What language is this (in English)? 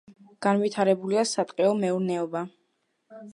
Georgian